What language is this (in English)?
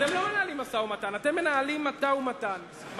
Hebrew